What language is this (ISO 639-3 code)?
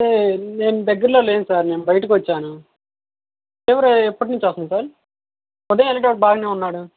tel